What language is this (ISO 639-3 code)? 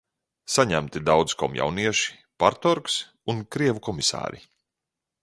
lav